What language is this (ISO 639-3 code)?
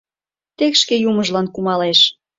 chm